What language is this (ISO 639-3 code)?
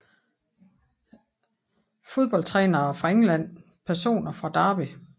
dan